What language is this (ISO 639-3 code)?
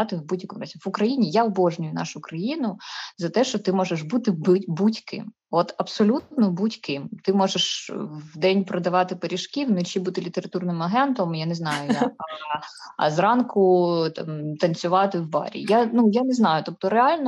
ukr